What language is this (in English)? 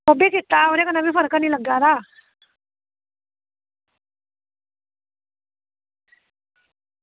Dogri